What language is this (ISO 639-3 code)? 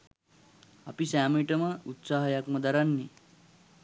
sin